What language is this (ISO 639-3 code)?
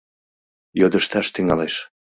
chm